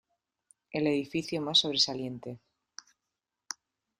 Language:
Spanish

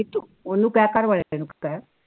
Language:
Punjabi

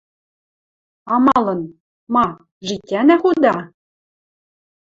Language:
Western Mari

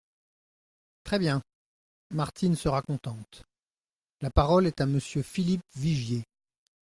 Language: French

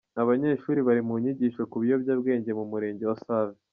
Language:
Kinyarwanda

